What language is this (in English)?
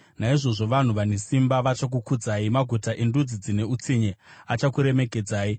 Shona